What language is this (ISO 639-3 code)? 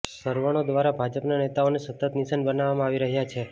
guj